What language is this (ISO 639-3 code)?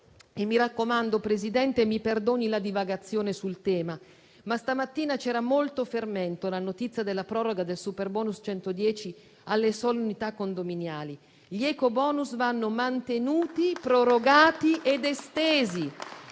ita